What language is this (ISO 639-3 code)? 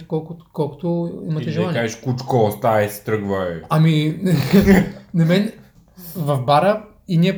bul